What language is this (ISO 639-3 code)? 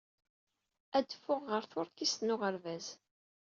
kab